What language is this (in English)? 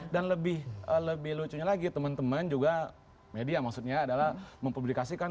Indonesian